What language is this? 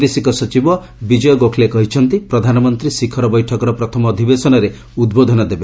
Odia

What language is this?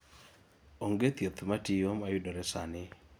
Luo (Kenya and Tanzania)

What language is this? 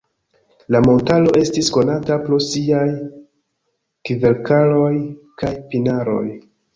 Esperanto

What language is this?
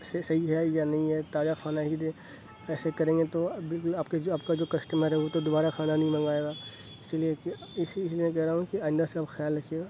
Urdu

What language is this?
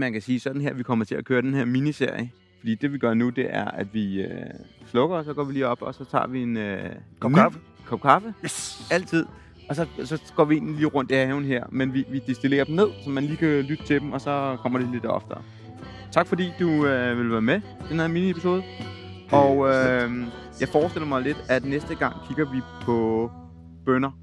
Danish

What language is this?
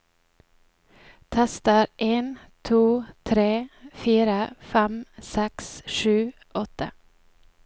Norwegian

